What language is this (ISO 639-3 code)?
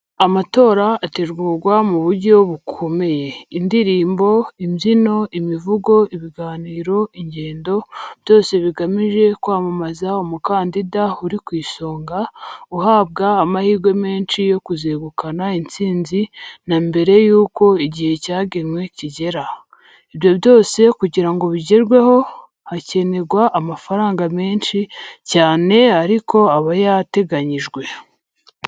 kin